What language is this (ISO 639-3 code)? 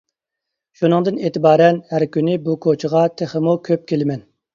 uig